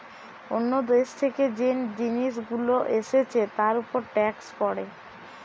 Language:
Bangla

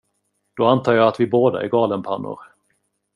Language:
Swedish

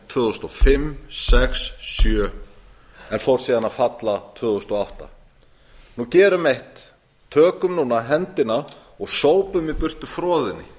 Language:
Icelandic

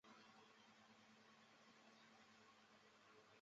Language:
Chinese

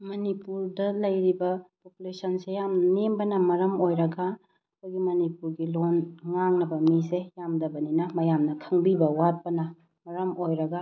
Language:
Manipuri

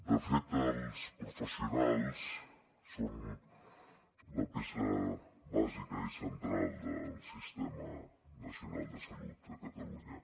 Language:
Catalan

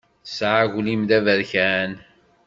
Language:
Kabyle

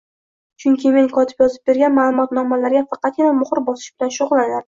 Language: Uzbek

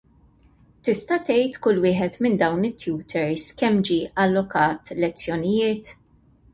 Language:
Maltese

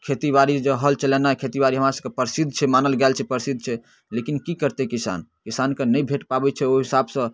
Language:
Maithili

